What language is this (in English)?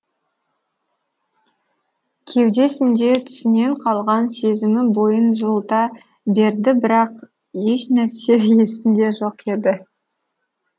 Kazakh